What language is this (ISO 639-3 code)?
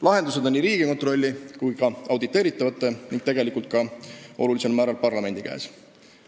est